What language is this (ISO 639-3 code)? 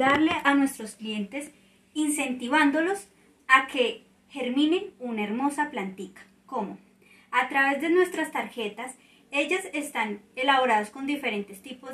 spa